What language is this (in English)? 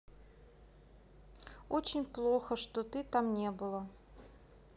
Russian